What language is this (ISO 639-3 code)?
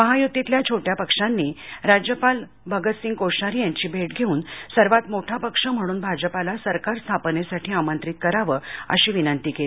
mar